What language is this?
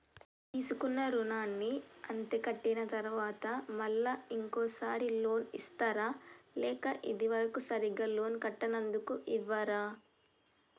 Telugu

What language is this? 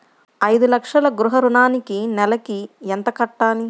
Telugu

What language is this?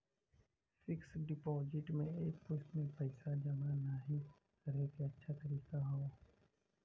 Bhojpuri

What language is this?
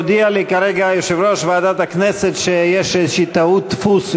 Hebrew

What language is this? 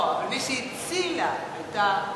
Hebrew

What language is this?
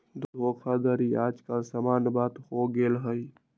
Magahi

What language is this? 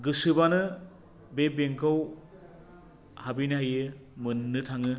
Bodo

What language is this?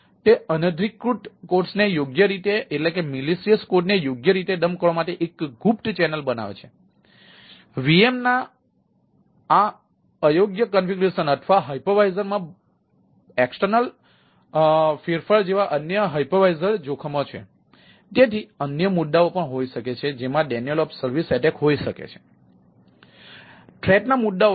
Gujarati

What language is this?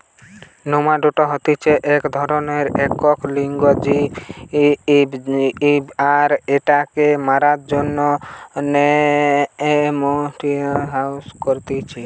Bangla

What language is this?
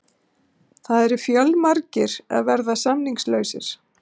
Icelandic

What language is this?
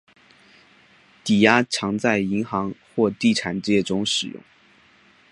Chinese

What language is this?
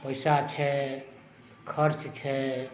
Maithili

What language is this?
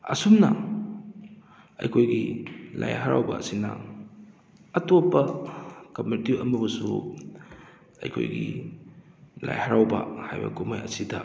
Manipuri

